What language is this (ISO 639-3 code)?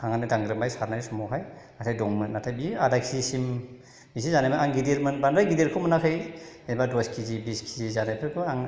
brx